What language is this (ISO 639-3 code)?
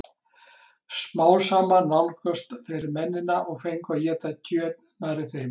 isl